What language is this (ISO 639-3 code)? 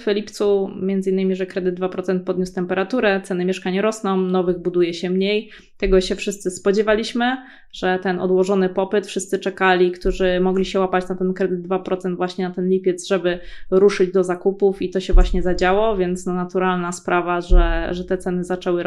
pol